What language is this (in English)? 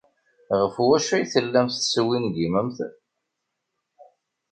Kabyle